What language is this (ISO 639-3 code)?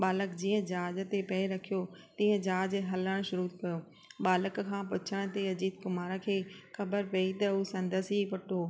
snd